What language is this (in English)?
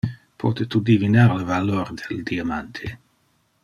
Interlingua